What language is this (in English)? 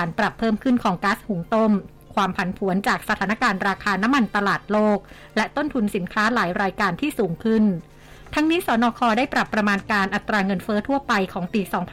Thai